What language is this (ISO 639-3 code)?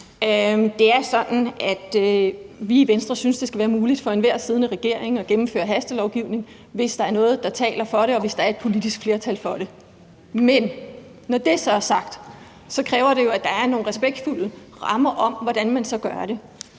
dan